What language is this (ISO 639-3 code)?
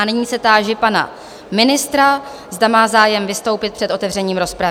ces